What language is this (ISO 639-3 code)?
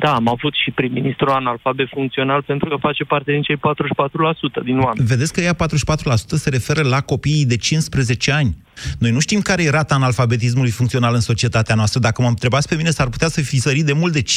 ron